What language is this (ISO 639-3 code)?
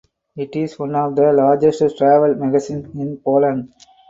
eng